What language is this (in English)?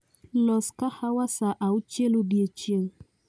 Luo (Kenya and Tanzania)